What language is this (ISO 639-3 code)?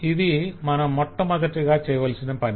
tel